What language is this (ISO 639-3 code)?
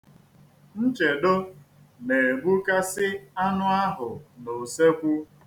ibo